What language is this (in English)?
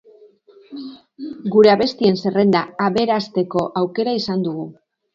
Basque